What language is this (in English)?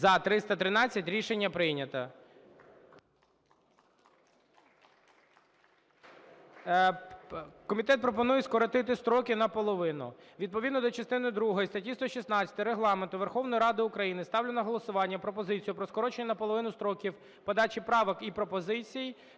Ukrainian